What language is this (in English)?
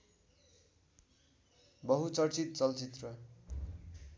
Nepali